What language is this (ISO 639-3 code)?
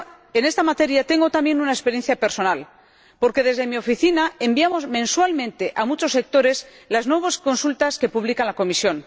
spa